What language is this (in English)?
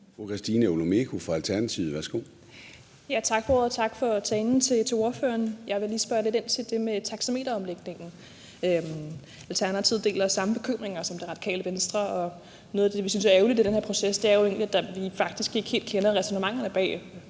Danish